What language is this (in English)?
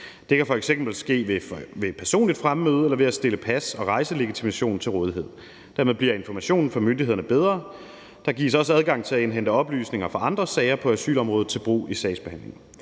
Danish